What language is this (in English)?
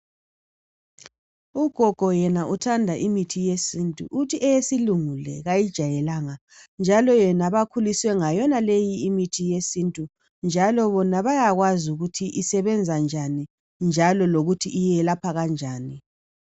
North Ndebele